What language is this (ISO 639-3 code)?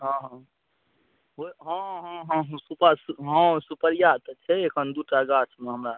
mai